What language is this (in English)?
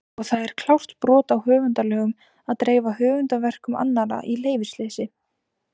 Icelandic